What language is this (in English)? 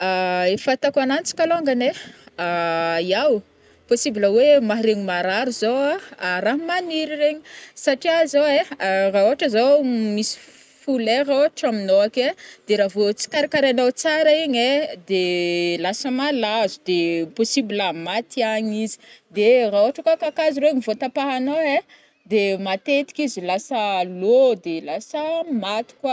Northern Betsimisaraka Malagasy